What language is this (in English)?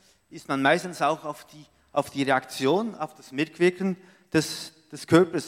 German